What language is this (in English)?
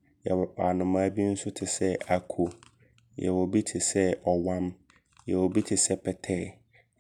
Abron